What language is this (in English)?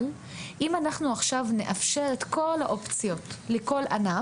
Hebrew